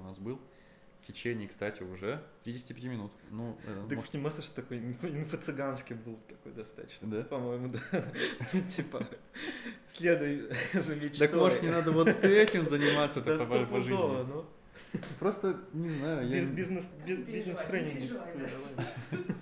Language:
Russian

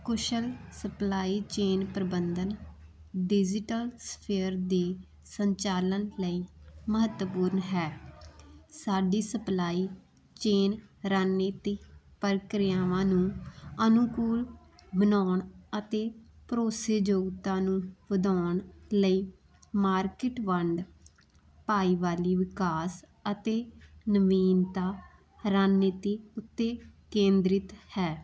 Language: Punjabi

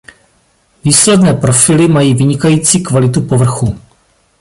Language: Czech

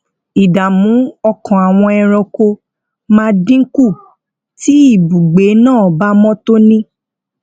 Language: Yoruba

